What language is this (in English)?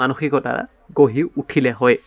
Assamese